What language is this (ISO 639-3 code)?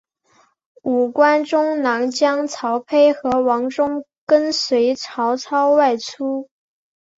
zho